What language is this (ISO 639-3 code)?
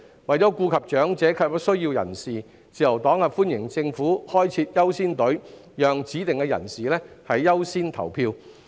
yue